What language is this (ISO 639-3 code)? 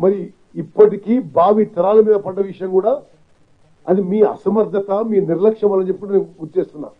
tel